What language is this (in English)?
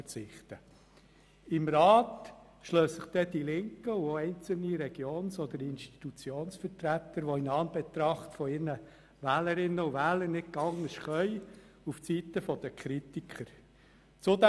Swiss German